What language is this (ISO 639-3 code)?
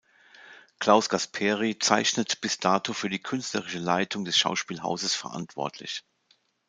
deu